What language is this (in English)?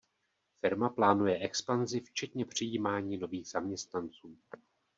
Czech